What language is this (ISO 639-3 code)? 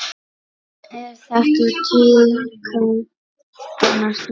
isl